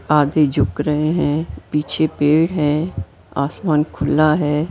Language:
Hindi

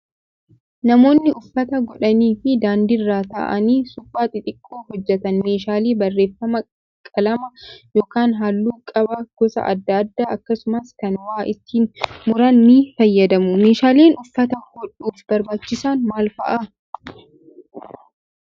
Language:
Oromo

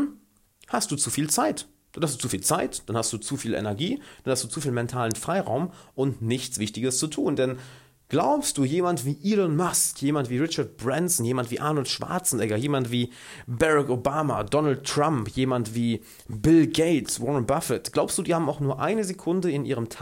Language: German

